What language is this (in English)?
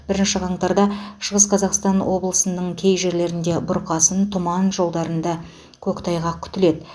Kazakh